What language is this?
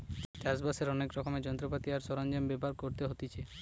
Bangla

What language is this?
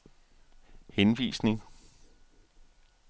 Danish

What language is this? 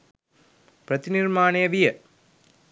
Sinhala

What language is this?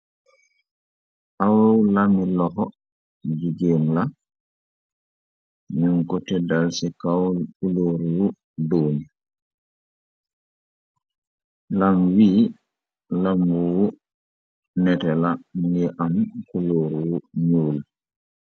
Wolof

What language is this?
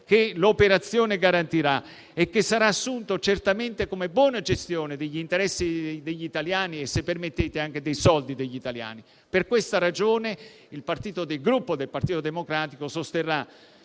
Italian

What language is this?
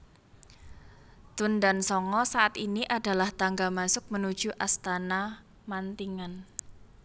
Javanese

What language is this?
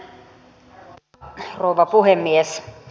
Finnish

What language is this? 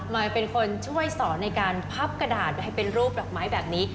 Thai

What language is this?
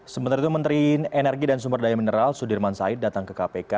Indonesian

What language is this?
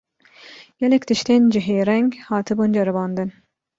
Kurdish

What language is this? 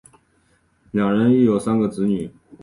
Chinese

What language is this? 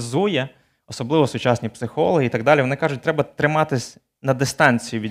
Ukrainian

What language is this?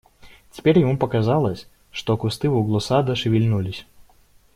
Russian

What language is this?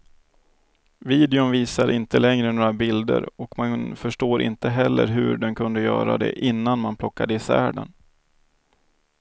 Swedish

